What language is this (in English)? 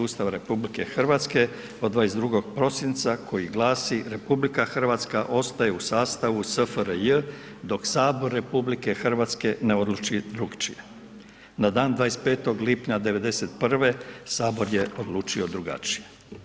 Croatian